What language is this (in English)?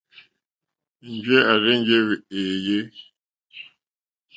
Mokpwe